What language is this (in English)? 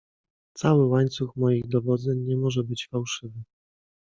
Polish